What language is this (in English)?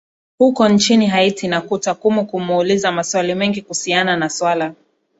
Swahili